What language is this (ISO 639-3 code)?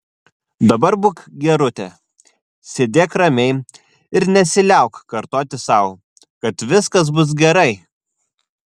lit